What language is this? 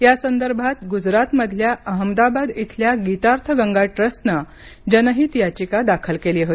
Marathi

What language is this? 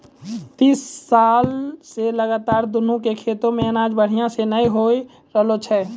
Maithili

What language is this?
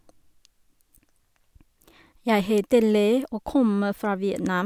Norwegian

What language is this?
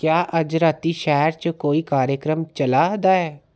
Dogri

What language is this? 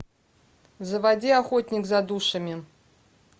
Russian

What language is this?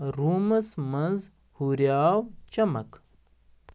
Kashmiri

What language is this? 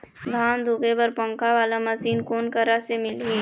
Chhattisgarhi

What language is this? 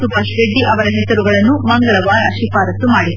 Kannada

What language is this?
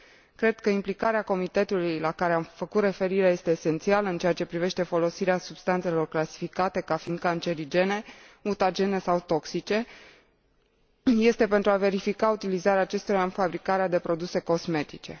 Romanian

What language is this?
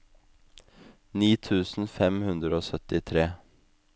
Norwegian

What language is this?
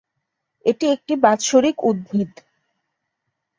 Bangla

